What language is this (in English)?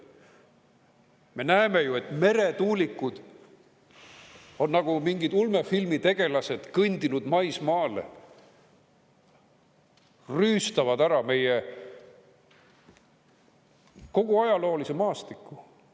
Estonian